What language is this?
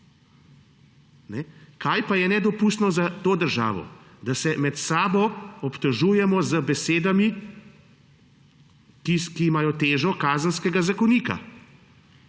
Slovenian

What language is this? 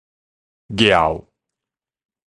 Min Nan Chinese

